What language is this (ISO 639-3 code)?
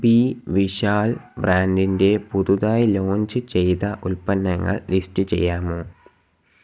mal